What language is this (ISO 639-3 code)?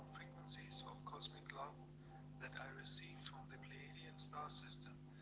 rus